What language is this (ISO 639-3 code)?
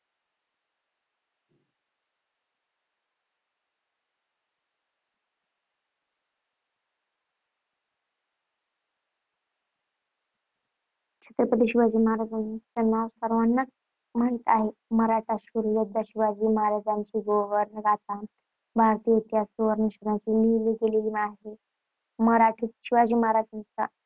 mar